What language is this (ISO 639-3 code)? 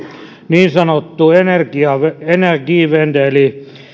fin